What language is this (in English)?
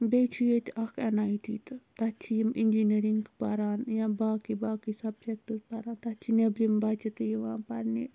Kashmiri